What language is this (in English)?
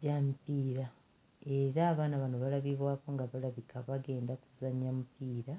Ganda